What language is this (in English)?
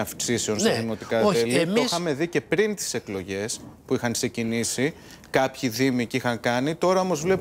Greek